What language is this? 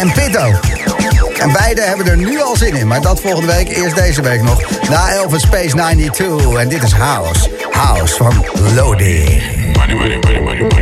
Dutch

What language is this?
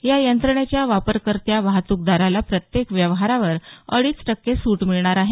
Marathi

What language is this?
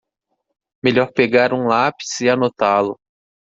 Portuguese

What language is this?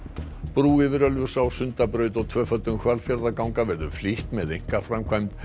Icelandic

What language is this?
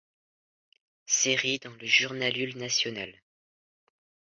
French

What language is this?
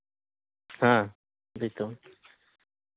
Santali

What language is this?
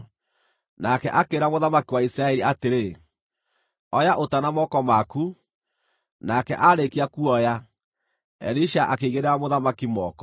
Kikuyu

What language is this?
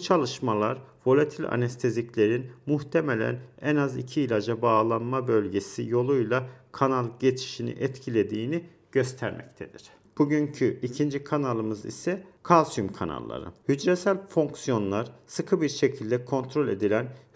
Turkish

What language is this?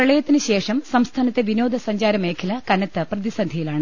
Malayalam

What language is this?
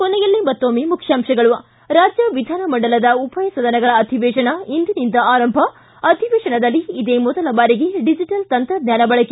Kannada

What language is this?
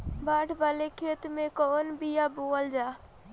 Bhojpuri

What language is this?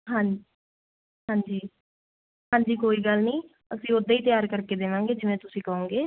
Punjabi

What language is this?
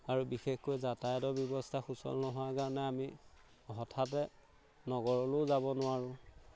Assamese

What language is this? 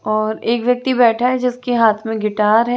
Hindi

